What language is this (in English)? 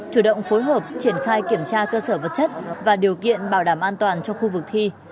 Vietnamese